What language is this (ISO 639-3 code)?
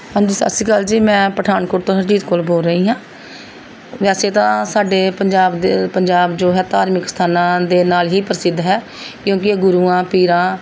pan